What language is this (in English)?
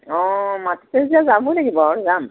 Assamese